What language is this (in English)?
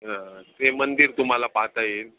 Marathi